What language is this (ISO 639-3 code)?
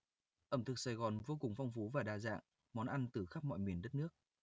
vie